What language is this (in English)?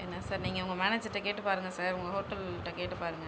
Tamil